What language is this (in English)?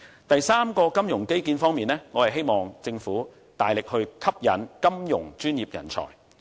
Cantonese